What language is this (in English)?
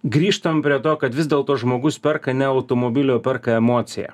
Lithuanian